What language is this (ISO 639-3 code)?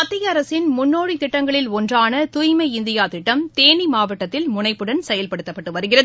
tam